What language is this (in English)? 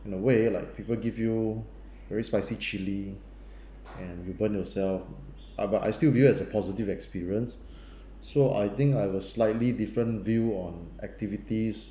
English